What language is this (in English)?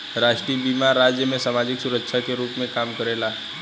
Bhojpuri